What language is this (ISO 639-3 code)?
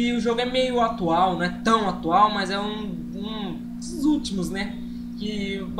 por